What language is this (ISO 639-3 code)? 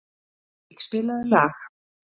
isl